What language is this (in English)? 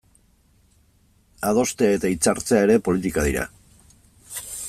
Basque